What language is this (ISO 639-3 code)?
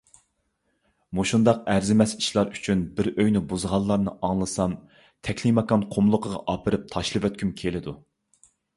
uig